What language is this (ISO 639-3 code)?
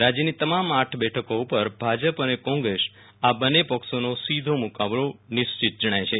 guj